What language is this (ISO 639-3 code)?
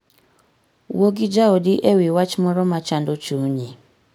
luo